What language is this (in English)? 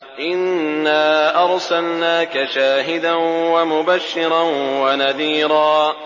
Arabic